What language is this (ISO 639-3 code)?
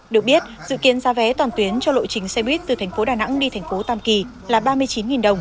vie